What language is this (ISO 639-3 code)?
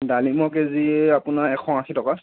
asm